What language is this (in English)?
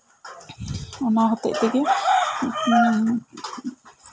Santali